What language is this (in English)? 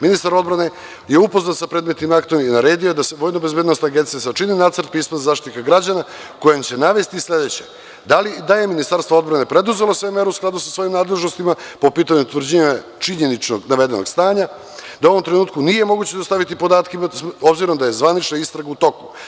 Serbian